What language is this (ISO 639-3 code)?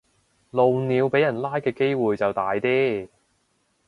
yue